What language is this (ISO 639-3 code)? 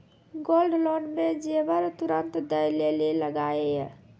mai